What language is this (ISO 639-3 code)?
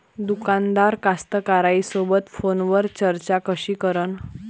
mar